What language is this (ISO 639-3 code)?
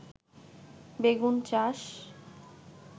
ben